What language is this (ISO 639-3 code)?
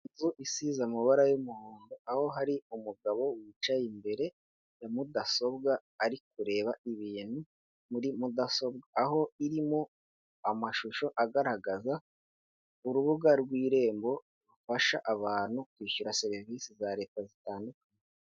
kin